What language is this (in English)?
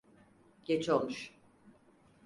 Turkish